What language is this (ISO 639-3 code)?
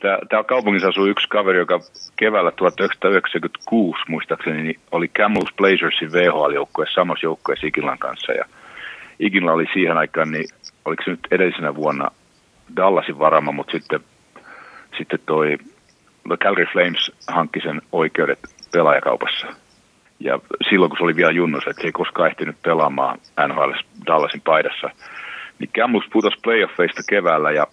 fin